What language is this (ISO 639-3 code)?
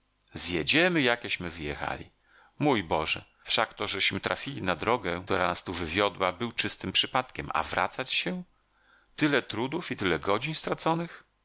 pol